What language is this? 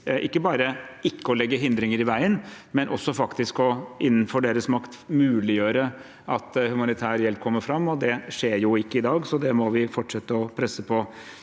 Norwegian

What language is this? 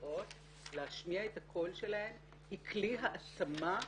Hebrew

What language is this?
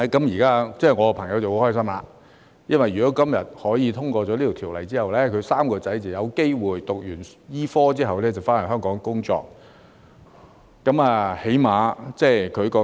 Cantonese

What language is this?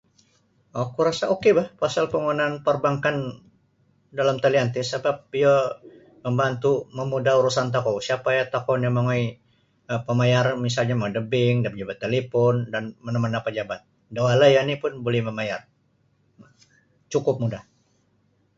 Sabah Bisaya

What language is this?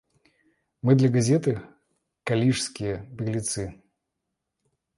Russian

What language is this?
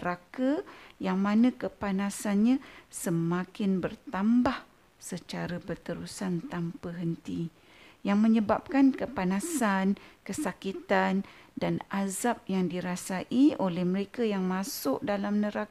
Malay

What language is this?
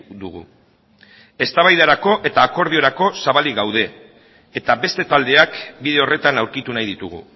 Basque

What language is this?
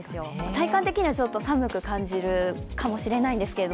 Japanese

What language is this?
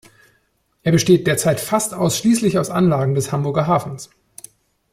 German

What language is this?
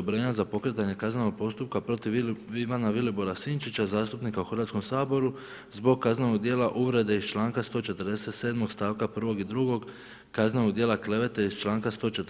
Croatian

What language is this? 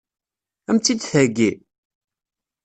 Kabyle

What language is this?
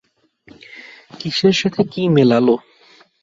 Bangla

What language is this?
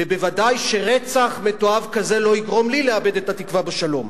Hebrew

